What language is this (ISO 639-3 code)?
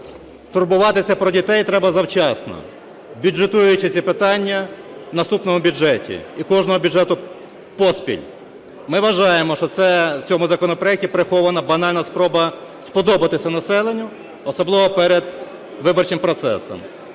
ukr